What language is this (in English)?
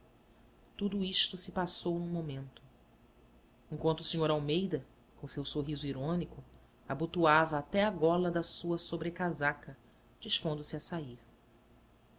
Portuguese